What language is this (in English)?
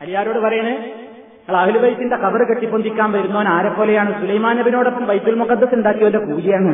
Malayalam